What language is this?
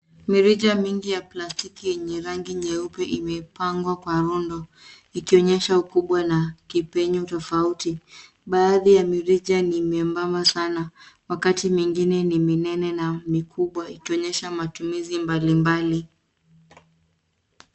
Swahili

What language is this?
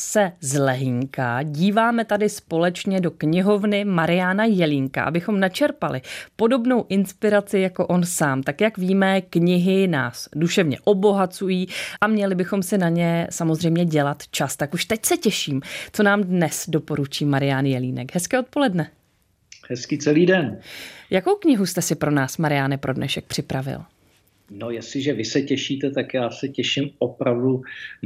Czech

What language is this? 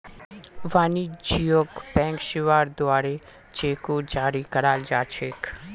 Magahi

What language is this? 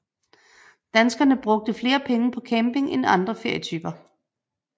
Danish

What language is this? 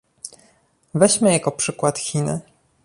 Polish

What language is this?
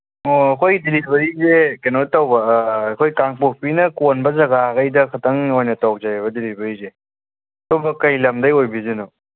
Manipuri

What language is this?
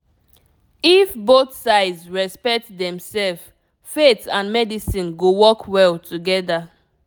Nigerian Pidgin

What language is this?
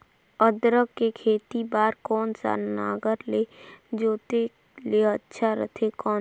Chhattisgarhi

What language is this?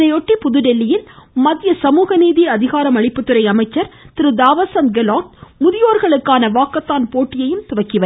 Tamil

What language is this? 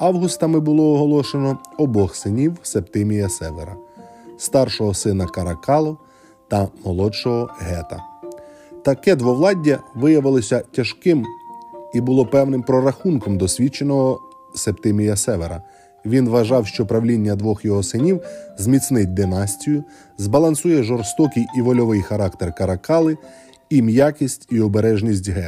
Ukrainian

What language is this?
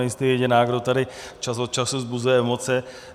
Czech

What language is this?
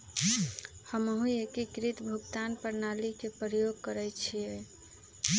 Magahi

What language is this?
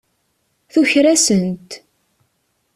Kabyle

